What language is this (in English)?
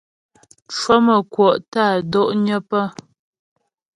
Ghomala